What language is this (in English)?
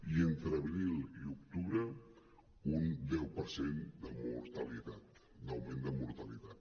Catalan